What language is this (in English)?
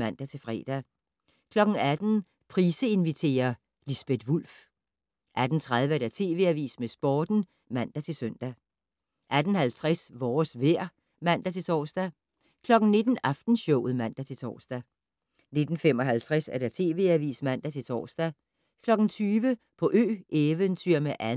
Danish